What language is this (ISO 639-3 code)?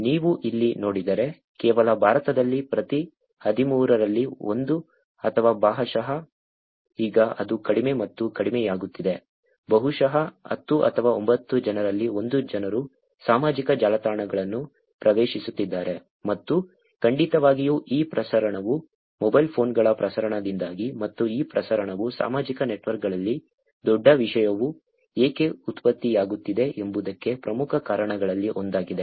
kan